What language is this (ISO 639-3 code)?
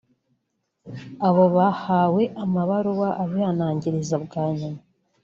kin